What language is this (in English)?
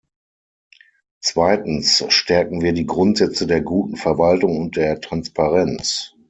German